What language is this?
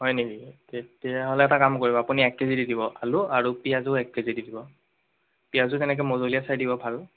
Assamese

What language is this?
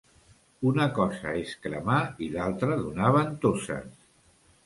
Catalan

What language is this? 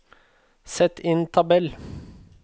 Norwegian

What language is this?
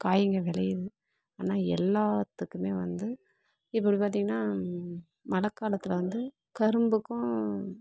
Tamil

